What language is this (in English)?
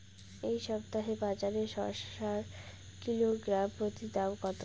Bangla